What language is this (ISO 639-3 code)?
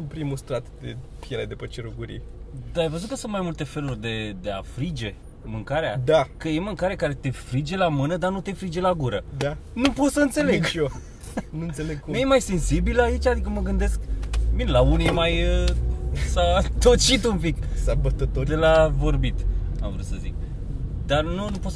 ron